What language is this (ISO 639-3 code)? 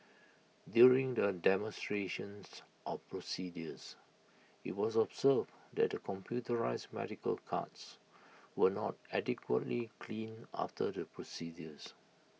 eng